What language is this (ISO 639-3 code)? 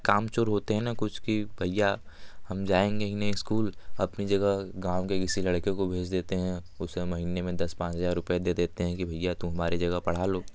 hin